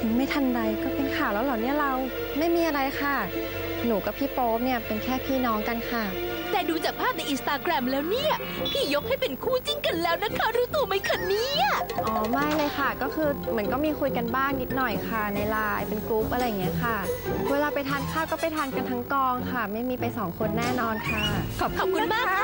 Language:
Thai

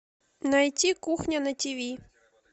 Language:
Russian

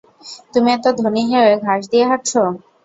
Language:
Bangla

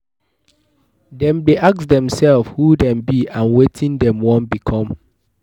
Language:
Nigerian Pidgin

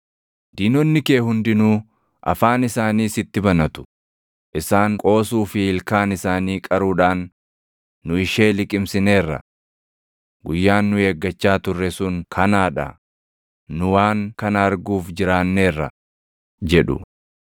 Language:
Oromo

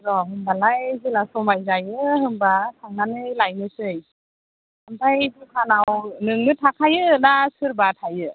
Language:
Bodo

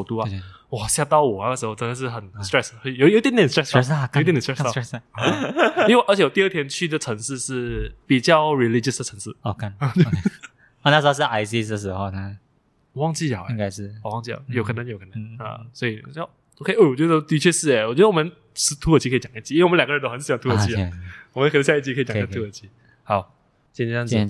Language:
Chinese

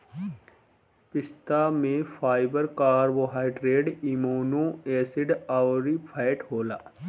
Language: Bhojpuri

